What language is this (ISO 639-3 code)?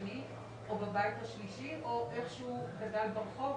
heb